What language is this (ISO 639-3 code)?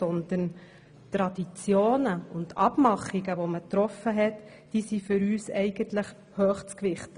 gsw